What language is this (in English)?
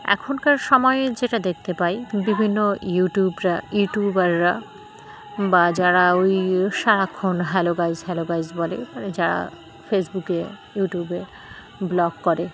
Bangla